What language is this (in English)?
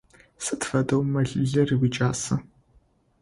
Adyghe